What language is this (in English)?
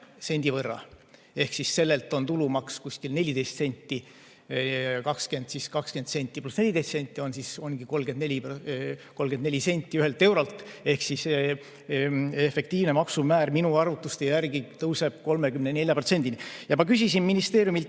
Estonian